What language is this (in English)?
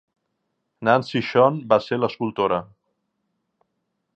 Catalan